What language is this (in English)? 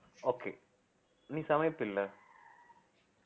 Tamil